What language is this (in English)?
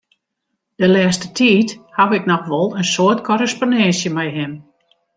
Western Frisian